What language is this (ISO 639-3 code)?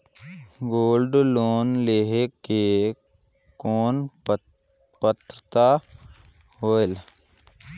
hne